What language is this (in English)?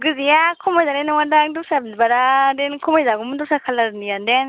Bodo